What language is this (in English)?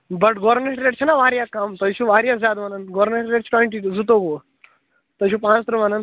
Kashmiri